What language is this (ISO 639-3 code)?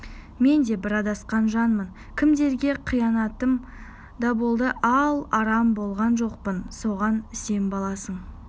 kaz